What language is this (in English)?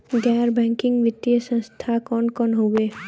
Bhojpuri